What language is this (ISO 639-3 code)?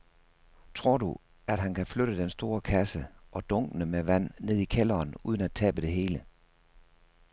dan